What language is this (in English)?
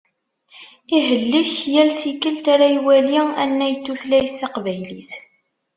Kabyle